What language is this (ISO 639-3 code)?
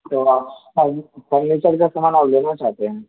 urd